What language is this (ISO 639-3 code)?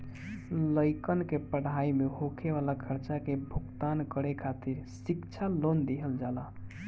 bho